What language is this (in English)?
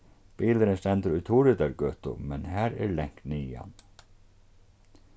Faroese